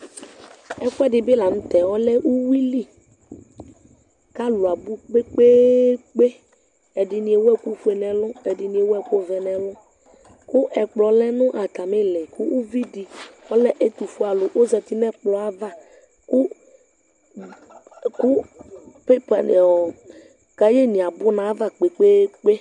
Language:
Ikposo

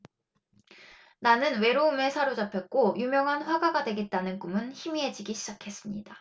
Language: Korean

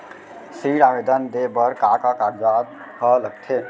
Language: Chhattisgarhi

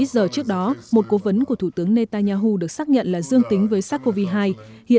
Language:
Vietnamese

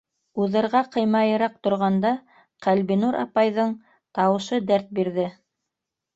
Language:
Bashkir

